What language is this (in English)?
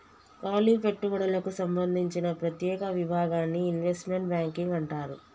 Telugu